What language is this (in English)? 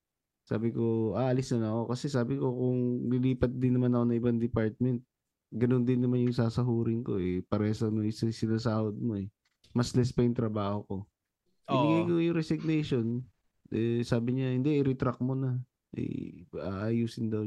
Filipino